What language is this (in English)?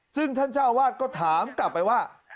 Thai